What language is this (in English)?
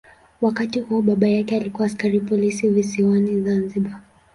Swahili